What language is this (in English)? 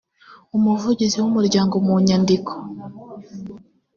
Kinyarwanda